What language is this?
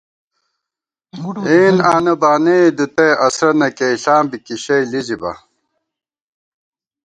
Gawar-Bati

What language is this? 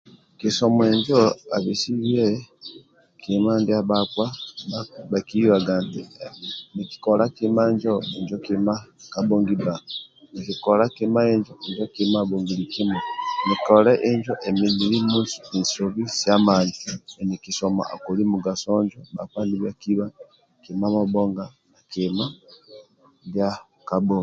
Amba (Uganda)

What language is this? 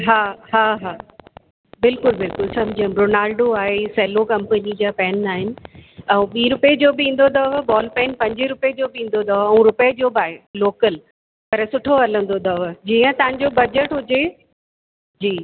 Sindhi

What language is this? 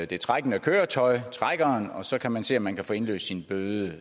Danish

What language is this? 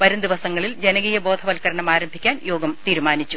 Malayalam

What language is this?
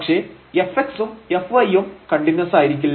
Malayalam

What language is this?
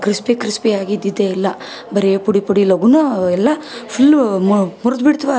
Kannada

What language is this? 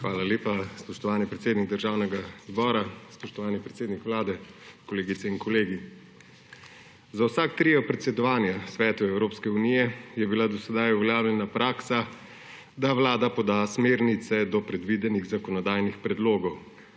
Slovenian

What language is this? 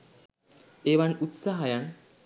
Sinhala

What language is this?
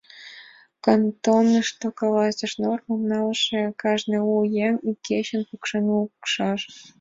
Mari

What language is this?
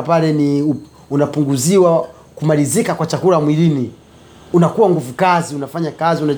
Swahili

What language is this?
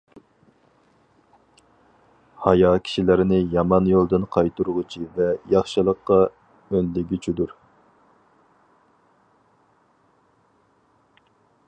Uyghur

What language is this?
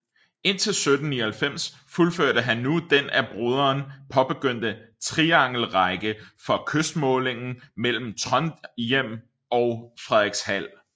Danish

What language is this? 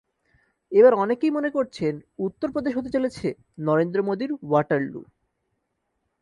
Bangla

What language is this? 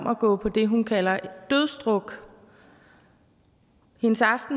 Danish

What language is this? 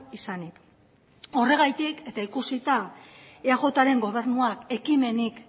Basque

